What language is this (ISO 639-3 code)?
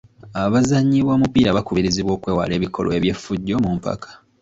lug